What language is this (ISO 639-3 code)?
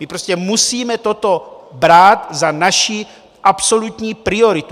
ces